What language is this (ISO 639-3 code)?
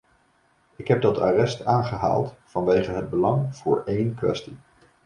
nld